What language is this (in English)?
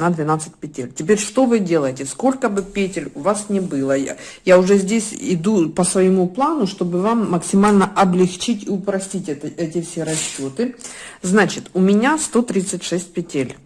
Russian